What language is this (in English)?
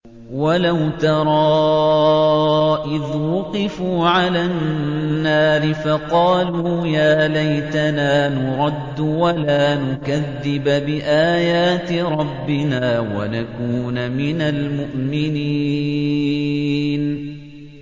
Arabic